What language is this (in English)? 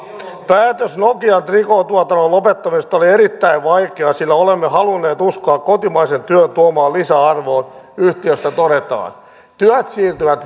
Finnish